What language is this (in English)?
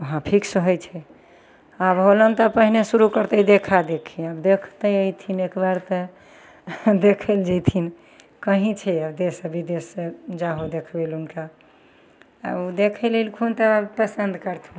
Maithili